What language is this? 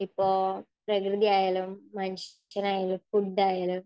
Malayalam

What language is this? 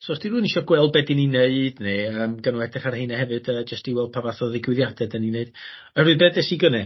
Welsh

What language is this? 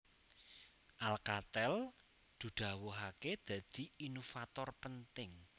Javanese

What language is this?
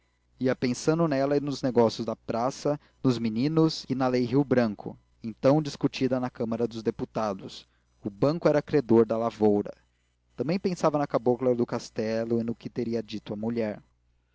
Portuguese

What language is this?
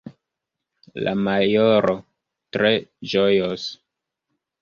Esperanto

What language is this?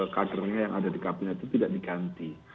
Indonesian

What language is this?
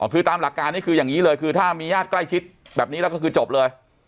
Thai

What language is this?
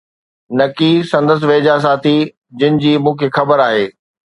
Sindhi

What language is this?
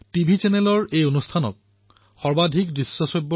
Assamese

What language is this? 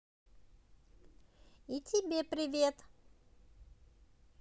Russian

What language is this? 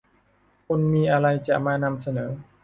Thai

